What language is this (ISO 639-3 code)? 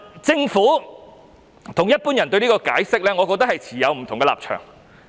yue